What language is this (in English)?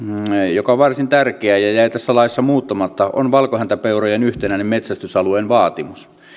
Finnish